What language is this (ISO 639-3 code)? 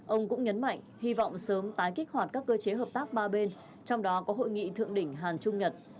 vie